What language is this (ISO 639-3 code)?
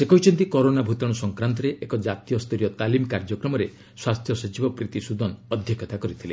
ori